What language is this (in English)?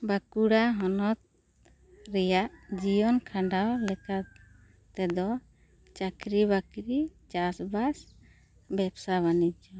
Santali